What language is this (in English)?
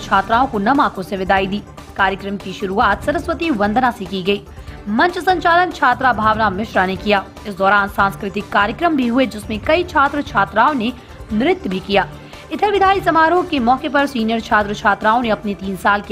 Hindi